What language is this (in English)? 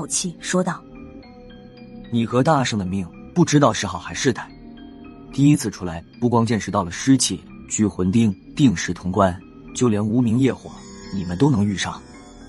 Chinese